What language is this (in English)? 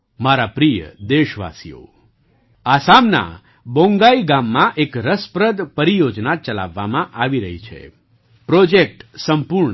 Gujarati